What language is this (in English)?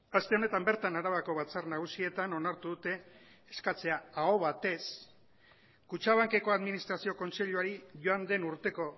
Basque